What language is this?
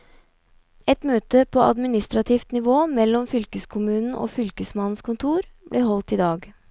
Norwegian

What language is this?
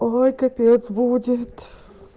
Russian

